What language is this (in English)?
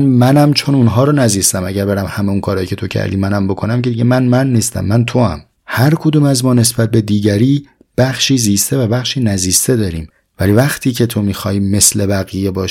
Persian